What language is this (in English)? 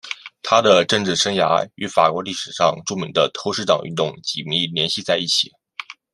Chinese